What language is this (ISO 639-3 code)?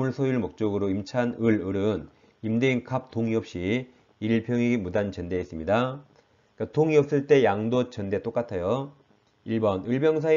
kor